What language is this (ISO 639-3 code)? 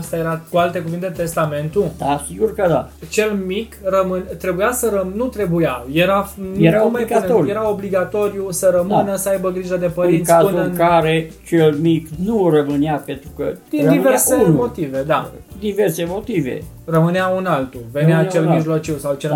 ron